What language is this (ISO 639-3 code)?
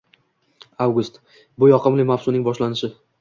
uzb